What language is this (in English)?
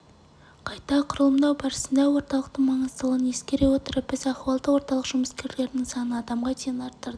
Kazakh